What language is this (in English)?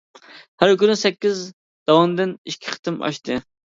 Uyghur